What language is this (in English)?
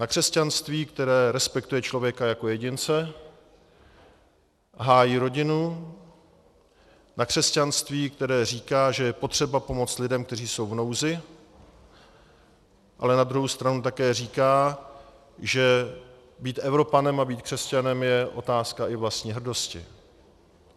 Czech